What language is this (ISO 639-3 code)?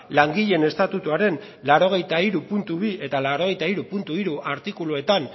eus